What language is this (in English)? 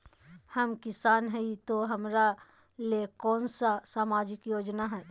Magahi